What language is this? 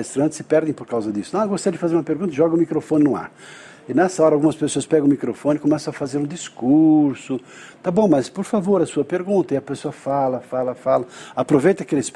Portuguese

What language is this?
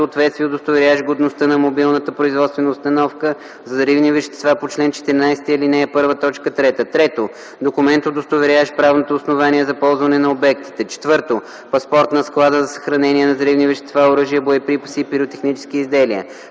Bulgarian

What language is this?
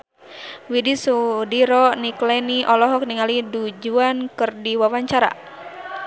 Sundanese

